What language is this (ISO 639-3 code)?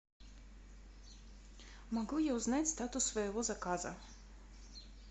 rus